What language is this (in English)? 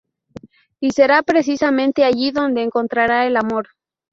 Spanish